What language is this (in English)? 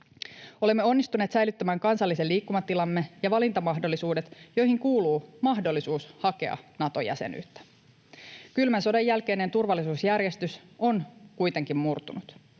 Finnish